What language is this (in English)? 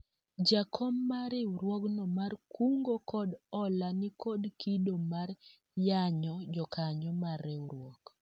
Luo (Kenya and Tanzania)